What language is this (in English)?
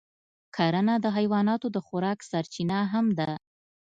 Pashto